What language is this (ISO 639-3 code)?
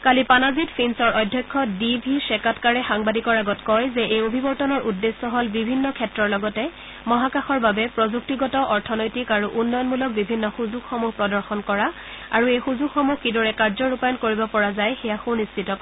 asm